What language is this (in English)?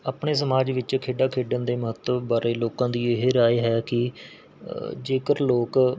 Punjabi